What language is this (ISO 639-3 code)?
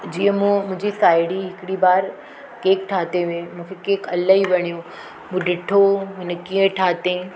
snd